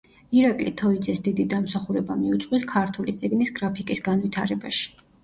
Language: Georgian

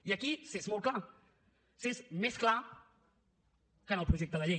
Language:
Catalan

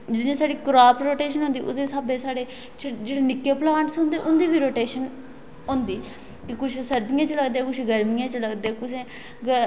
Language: Dogri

